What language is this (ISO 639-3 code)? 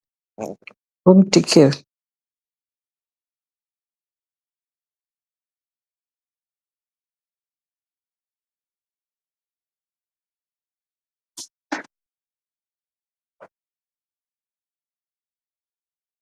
wol